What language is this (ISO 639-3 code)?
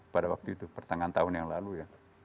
ind